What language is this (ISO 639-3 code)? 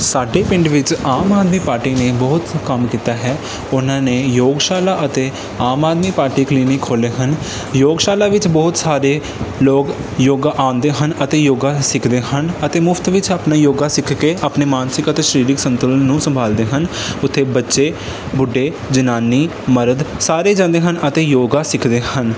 pan